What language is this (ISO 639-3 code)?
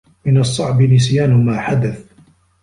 ara